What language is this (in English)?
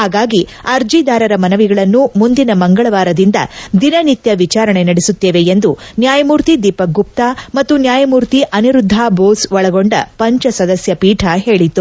Kannada